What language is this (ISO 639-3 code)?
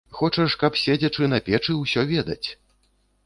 bel